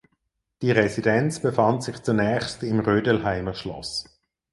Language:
German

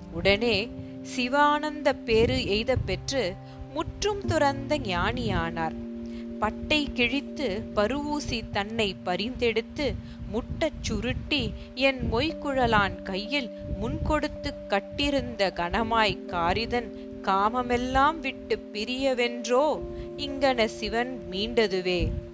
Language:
Tamil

